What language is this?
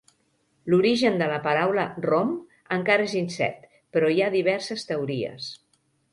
Catalan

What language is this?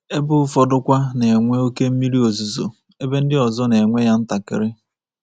Igbo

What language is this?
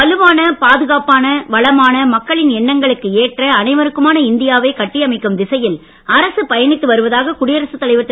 Tamil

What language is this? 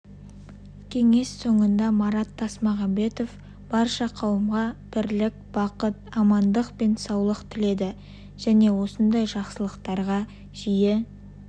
Kazakh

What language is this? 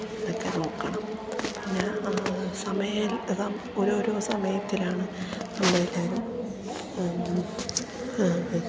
Malayalam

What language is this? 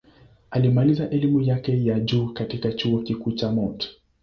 Swahili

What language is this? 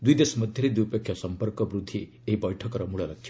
Odia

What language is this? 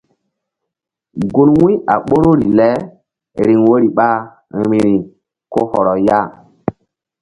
Mbum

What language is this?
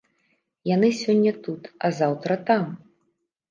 Belarusian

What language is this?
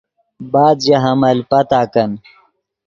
Yidgha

